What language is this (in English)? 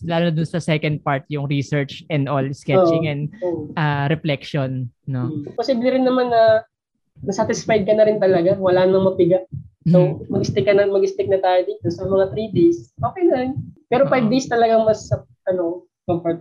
Filipino